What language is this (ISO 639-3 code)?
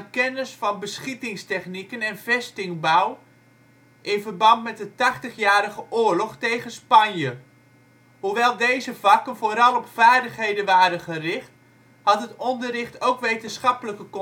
nld